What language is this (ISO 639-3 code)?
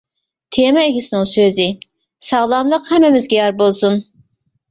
uig